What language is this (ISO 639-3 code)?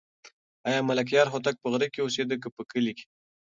pus